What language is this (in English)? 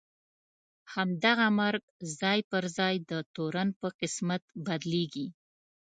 Pashto